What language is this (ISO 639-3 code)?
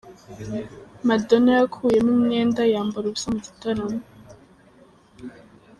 kin